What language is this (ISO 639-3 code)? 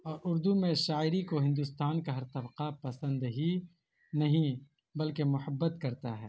urd